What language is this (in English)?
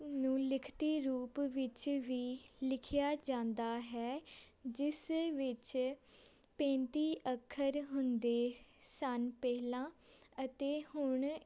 Punjabi